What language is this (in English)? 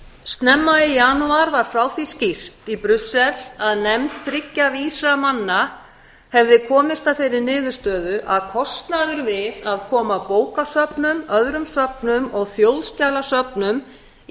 Icelandic